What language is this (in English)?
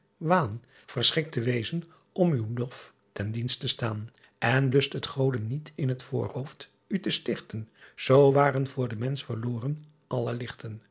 Dutch